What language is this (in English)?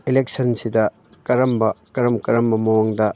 Manipuri